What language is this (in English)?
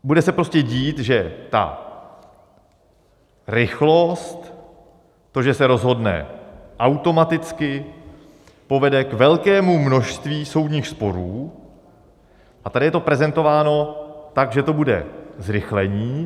Czech